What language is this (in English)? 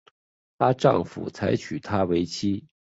Chinese